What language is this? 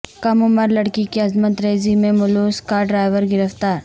Urdu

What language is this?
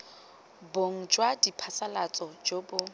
Tswana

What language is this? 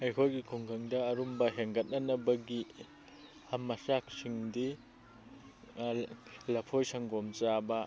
Manipuri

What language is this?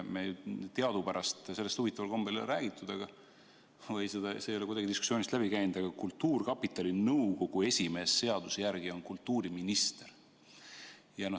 Estonian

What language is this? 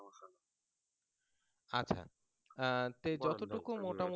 Bangla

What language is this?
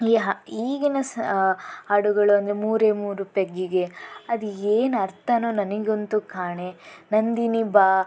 Kannada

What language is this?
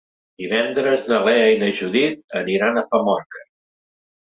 Catalan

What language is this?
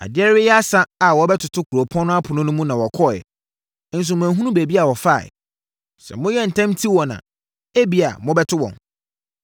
Akan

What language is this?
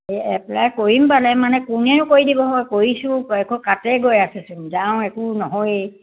Assamese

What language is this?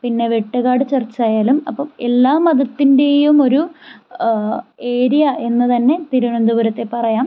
Malayalam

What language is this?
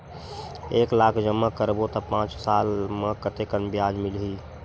Chhattisgarhi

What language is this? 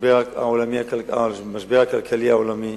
Hebrew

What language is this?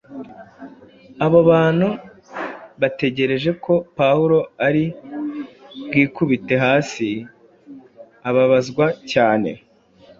Kinyarwanda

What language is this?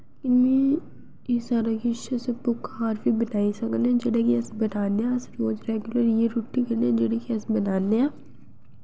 Dogri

